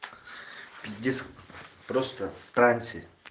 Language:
Russian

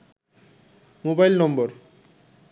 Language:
Bangla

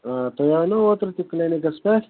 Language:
Kashmiri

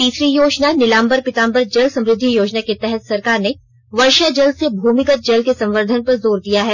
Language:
Hindi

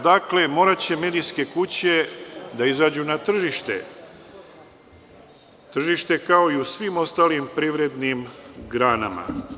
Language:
Serbian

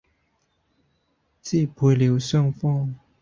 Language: Cantonese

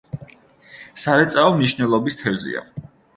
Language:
Georgian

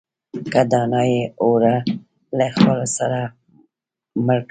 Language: Pashto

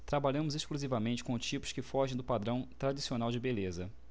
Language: Portuguese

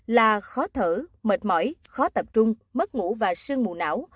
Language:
Vietnamese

